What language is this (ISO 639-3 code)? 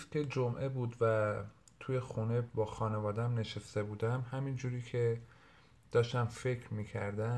fas